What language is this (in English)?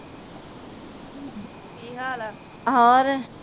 Punjabi